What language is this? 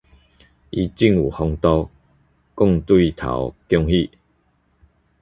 Min Nan Chinese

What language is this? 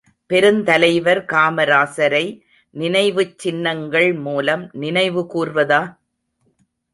Tamil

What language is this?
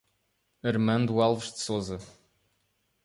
Portuguese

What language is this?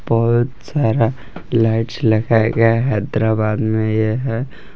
Hindi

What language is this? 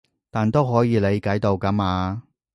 Cantonese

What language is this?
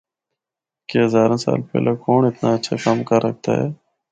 Northern Hindko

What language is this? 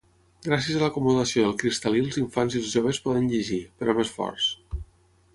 Catalan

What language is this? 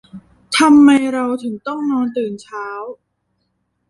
Thai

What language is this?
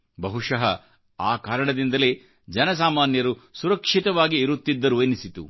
Kannada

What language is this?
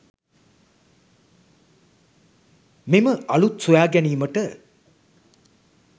Sinhala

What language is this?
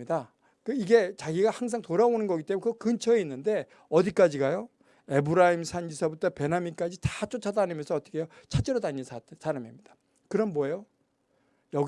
Korean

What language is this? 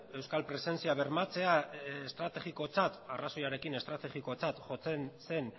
Basque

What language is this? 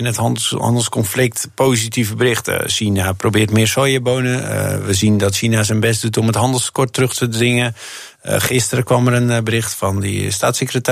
Dutch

